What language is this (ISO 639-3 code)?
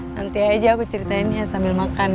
ind